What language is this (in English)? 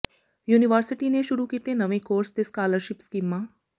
Punjabi